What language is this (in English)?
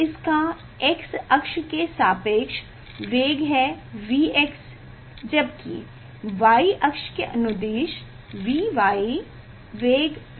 Hindi